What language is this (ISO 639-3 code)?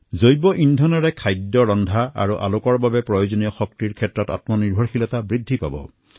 asm